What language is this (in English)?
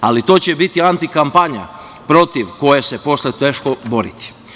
Serbian